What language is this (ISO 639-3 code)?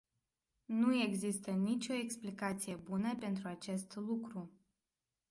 ron